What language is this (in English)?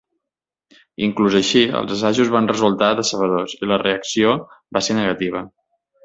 Catalan